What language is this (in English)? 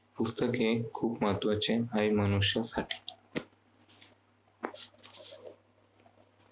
Marathi